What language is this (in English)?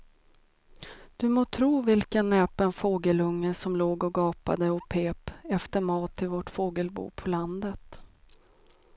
Swedish